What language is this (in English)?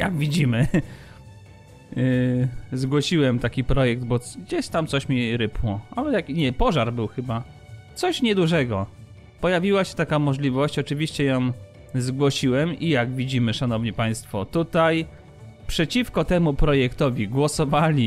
Polish